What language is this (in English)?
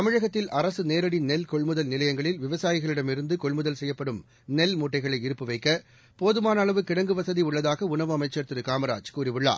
Tamil